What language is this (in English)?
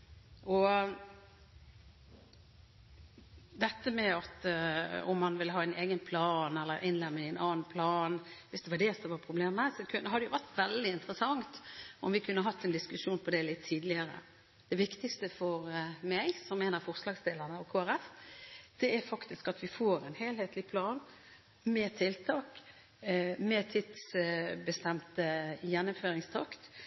Norwegian Bokmål